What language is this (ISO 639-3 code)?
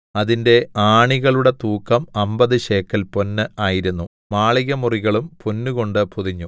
mal